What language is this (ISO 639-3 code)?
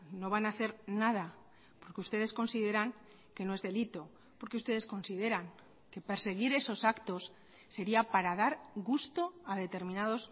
spa